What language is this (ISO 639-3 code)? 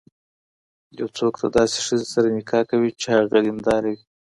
pus